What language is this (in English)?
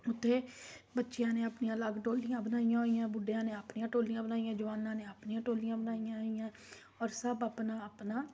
Punjabi